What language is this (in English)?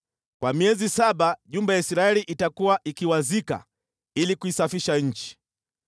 Swahili